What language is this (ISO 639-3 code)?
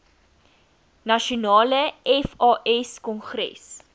afr